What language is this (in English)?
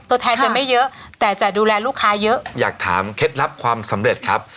Thai